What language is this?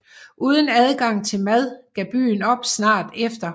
Danish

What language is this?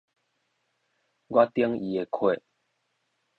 Min Nan Chinese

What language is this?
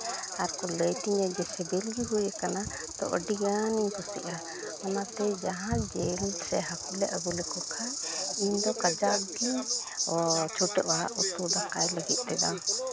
Santali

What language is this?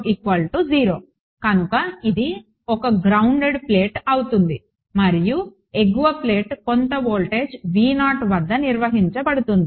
Telugu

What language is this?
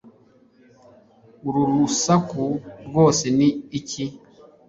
Kinyarwanda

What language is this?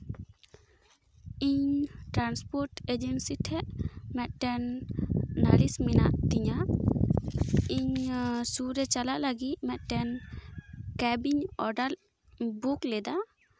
Santali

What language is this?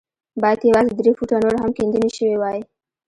Pashto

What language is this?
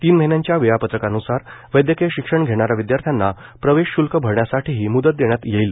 Marathi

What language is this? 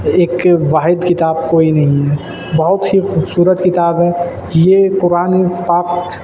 Urdu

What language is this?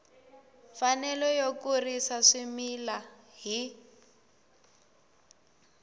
Tsonga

